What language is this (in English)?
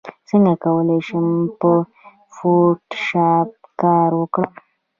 Pashto